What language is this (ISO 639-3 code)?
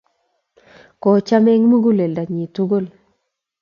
kln